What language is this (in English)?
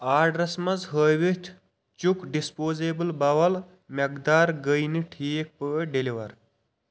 Kashmiri